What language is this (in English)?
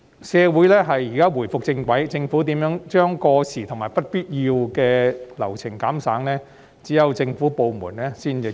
Cantonese